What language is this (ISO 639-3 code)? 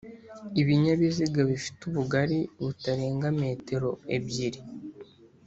kin